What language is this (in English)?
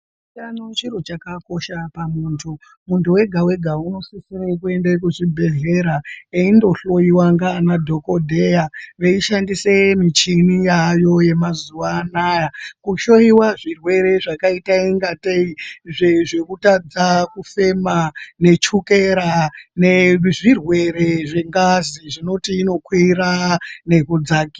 Ndau